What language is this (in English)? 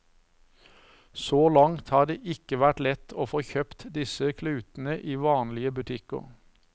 Norwegian